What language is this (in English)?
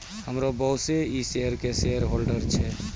Maithili